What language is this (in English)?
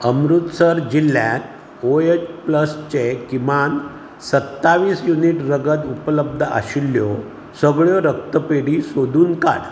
Konkani